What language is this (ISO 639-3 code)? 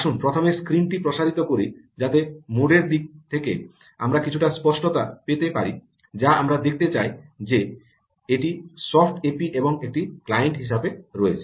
ben